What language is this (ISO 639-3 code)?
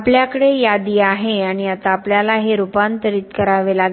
mar